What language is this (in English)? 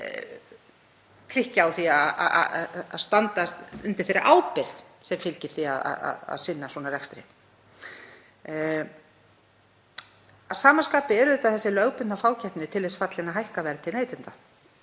Icelandic